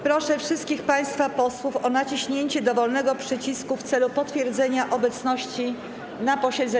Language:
Polish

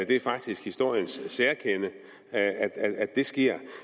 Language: Danish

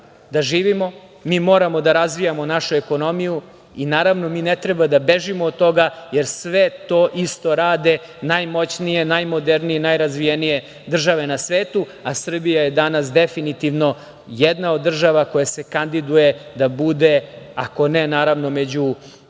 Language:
Serbian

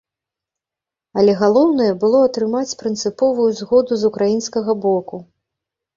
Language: Belarusian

